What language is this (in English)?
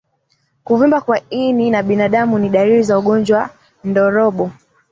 Swahili